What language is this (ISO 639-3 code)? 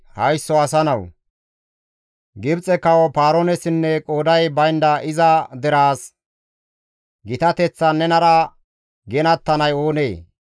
gmv